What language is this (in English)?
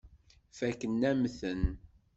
Kabyle